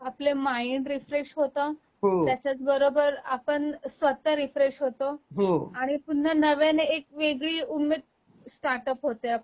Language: Marathi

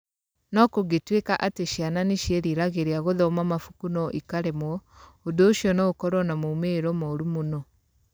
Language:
Kikuyu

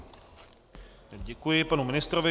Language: Czech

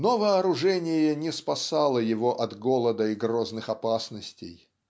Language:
Russian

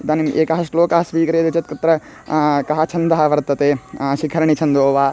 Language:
Sanskrit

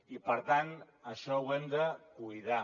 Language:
Catalan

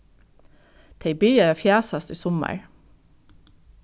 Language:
Faroese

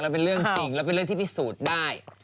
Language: Thai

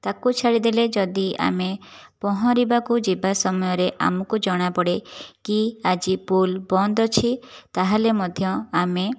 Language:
Odia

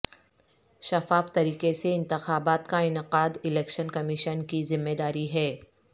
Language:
Urdu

